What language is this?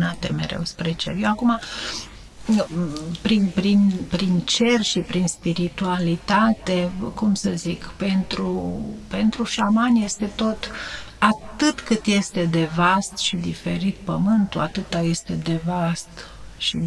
Romanian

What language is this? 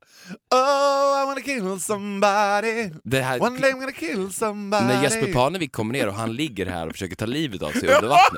Swedish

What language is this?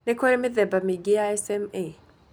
Kikuyu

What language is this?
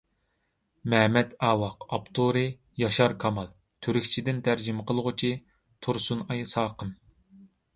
Uyghur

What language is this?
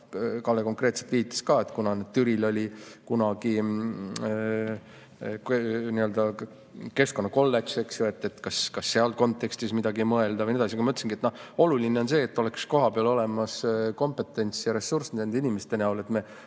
Estonian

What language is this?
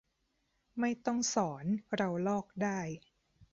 Thai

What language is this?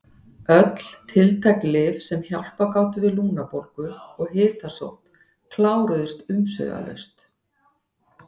Icelandic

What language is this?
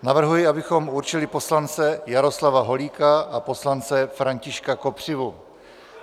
Czech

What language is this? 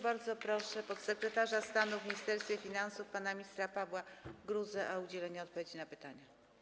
Polish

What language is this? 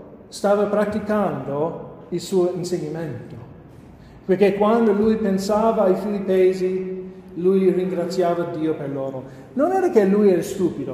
Italian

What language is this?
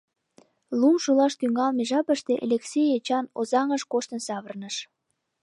Mari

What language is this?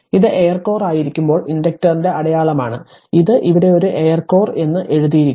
Malayalam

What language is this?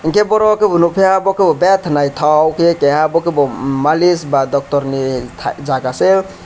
Kok Borok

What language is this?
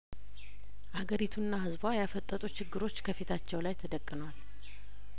Amharic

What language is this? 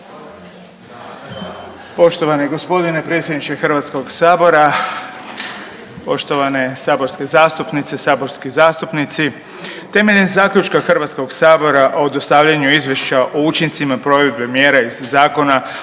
Croatian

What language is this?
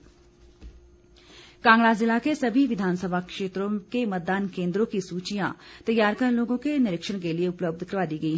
Hindi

